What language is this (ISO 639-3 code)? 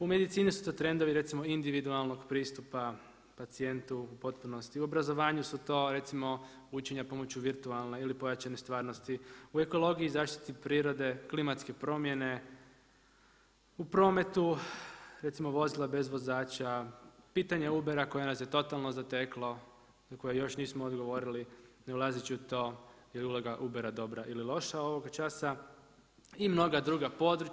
hrv